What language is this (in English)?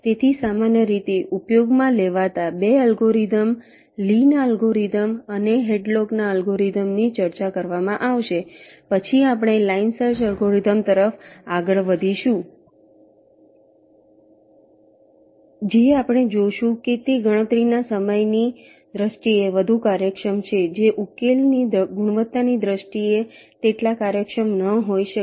Gujarati